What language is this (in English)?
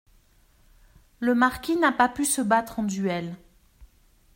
French